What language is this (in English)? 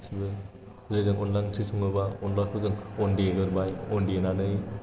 Bodo